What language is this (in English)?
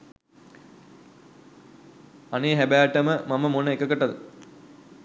Sinhala